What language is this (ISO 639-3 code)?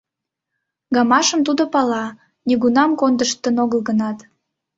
chm